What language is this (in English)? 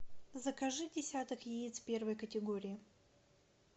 Russian